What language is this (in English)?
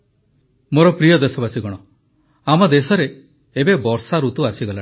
Odia